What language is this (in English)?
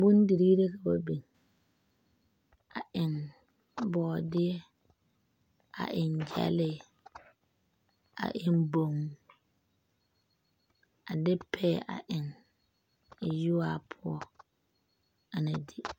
Southern Dagaare